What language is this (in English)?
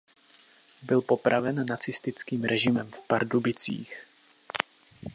Czech